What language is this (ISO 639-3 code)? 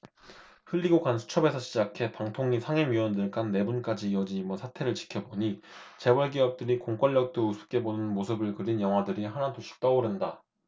kor